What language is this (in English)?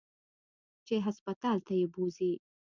Pashto